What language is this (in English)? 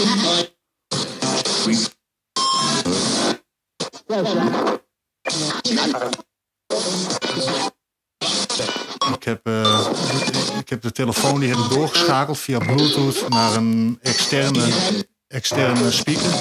Dutch